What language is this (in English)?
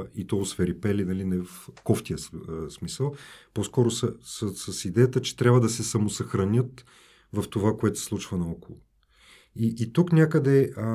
Bulgarian